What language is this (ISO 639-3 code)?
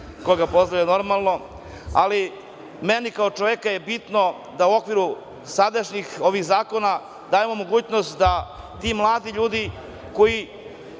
srp